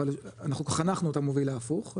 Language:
Hebrew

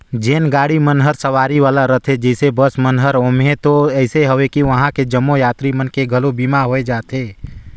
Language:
Chhattisgarhi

